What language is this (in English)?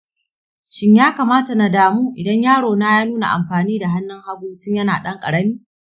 Hausa